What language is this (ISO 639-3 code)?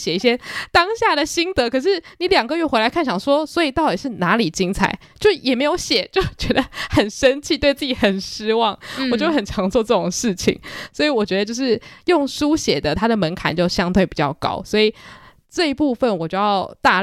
zho